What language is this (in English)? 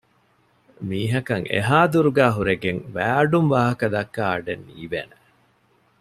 Divehi